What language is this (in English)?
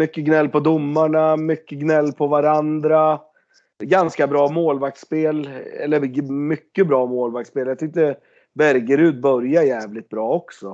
Swedish